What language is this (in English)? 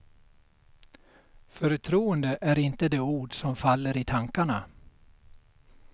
Swedish